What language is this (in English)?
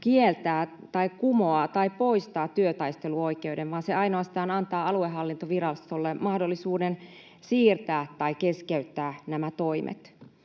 Finnish